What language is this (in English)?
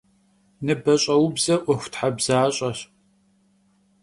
Kabardian